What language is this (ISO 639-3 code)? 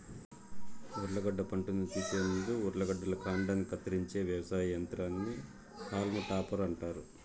tel